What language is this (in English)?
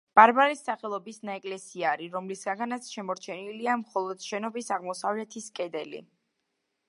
Georgian